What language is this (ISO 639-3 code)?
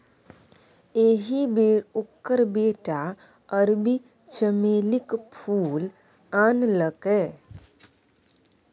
mai